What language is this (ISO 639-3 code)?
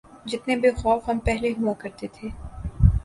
urd